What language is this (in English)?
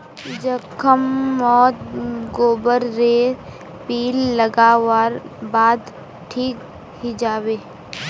Magahi